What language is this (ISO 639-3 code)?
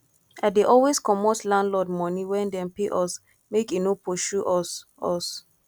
pcm